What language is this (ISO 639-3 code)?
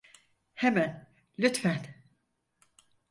tur